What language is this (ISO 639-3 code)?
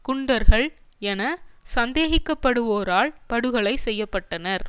tam